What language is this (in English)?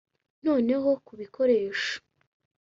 Kinyarwanda